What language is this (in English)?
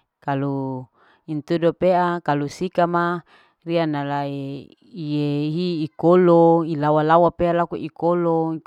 Larike-Wakasihu